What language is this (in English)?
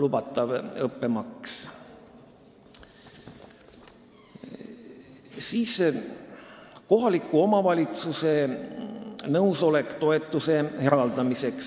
Estonian